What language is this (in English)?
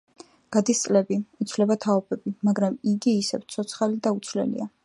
Georgian